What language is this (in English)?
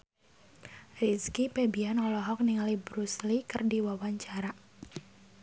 Sundanese